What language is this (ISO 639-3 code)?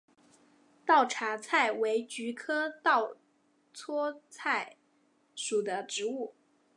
zho